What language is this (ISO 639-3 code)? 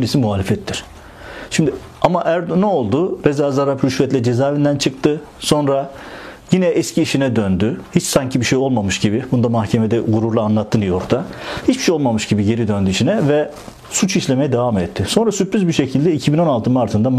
tur